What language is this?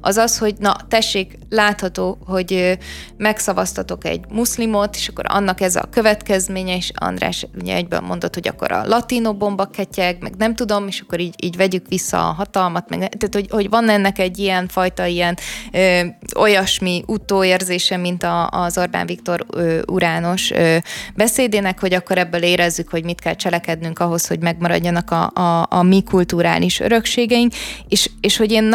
Hungarian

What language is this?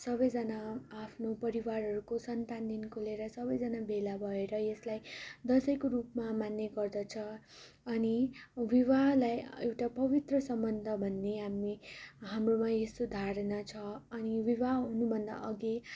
Nepali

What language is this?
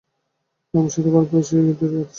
Bangla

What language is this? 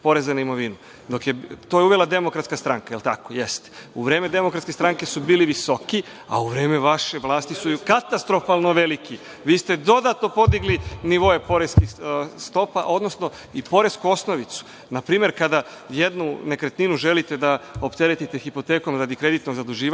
Serbian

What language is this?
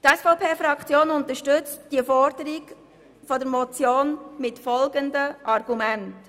Swiss German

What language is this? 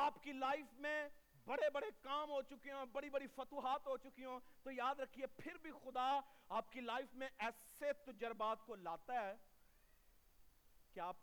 Urdu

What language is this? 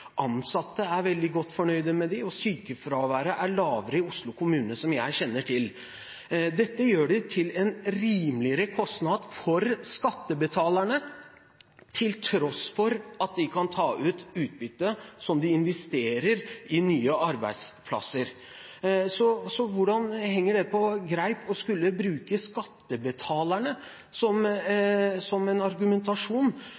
Norwegian Bokmål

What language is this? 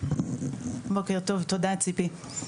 Hebrew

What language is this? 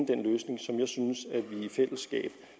Danish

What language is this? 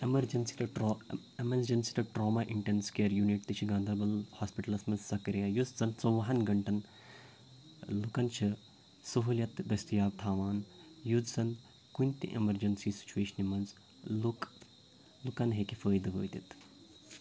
Kashmiri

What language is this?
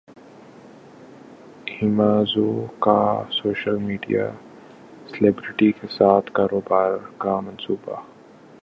Urdu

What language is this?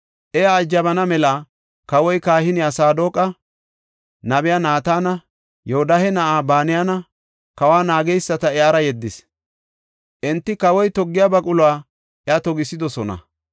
Gofa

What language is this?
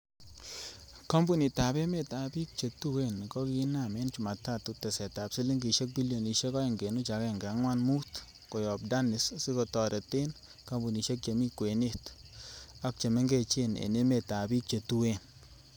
Kalenjin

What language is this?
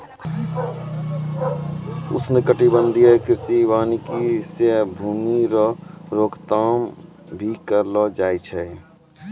Maithili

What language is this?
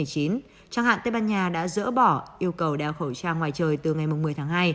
Vietnamese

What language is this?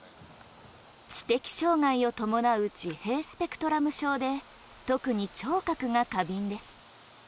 Japanese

